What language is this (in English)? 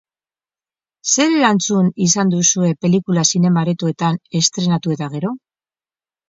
Basque